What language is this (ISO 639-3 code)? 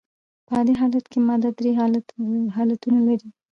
pus